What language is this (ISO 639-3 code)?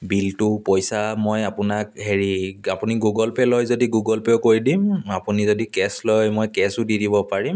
asm